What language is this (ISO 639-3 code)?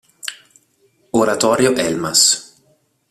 ita